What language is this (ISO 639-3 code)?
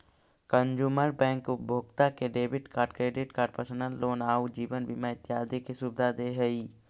mag